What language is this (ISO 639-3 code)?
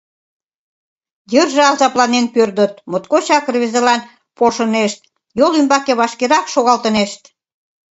chm